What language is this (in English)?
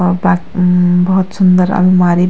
Garhwali